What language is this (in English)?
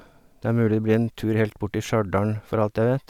Norwegian